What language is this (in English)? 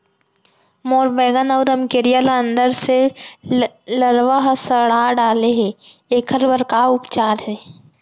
Chhattisgarhi